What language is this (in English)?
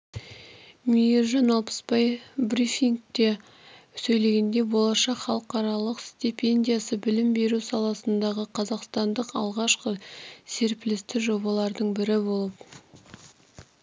Kazakh